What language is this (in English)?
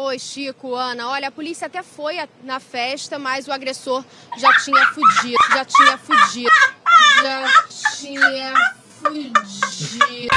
Portuguese